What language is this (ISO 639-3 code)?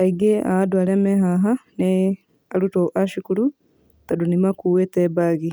kik